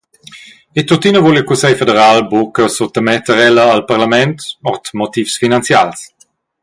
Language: Romansh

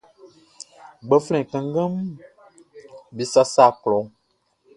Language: Baoulé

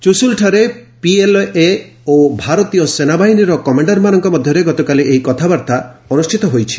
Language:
Odia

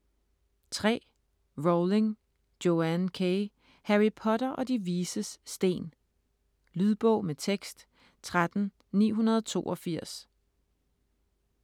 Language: Danish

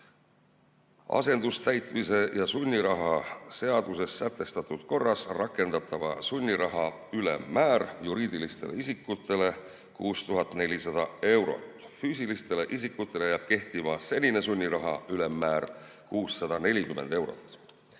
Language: Estonian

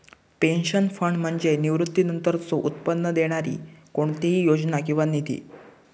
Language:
Marathi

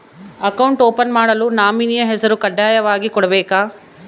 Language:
Kannada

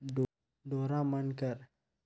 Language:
Chhattisgarhi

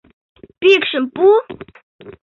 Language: Mari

